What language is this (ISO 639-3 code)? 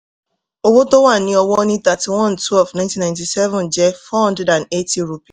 yor